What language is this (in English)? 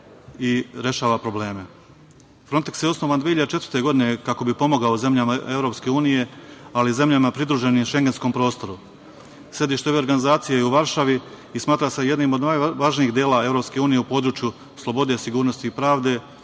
Serbian